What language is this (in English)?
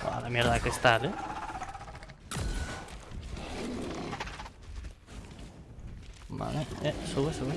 Spanish